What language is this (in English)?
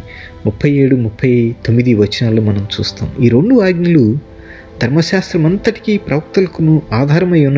Telugu